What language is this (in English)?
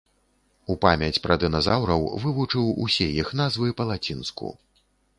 Belarusian